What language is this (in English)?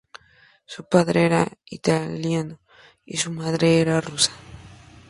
Spanish